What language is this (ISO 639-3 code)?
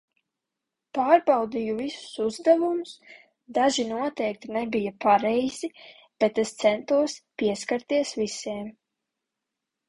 lav